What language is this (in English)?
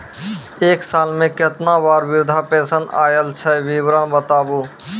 Maithili